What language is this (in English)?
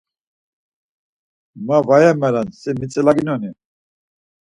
Laz